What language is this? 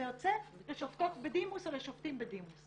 Hebrew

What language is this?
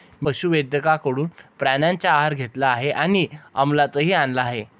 Marathi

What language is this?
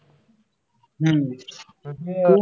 Marathi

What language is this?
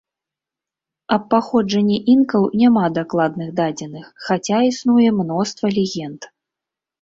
Belarusian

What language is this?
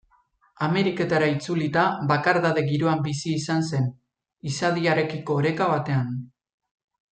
Basque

